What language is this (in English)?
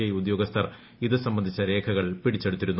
Malayalam